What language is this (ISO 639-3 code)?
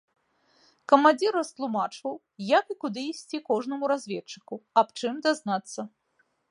bel